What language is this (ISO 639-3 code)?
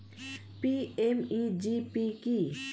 ben